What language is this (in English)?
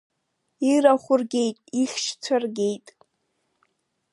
Abkhazian